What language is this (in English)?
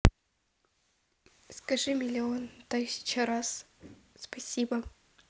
Russian